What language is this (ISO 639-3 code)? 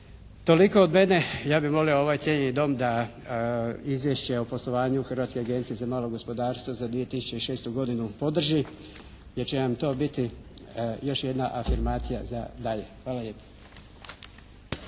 hrv